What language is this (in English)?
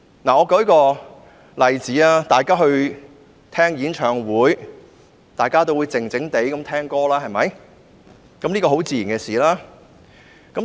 Cantonese